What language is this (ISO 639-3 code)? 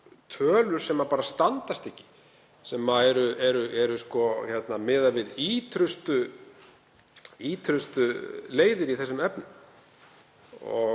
isl